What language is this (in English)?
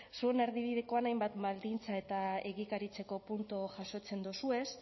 Basque